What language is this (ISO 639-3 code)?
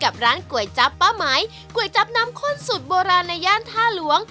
tha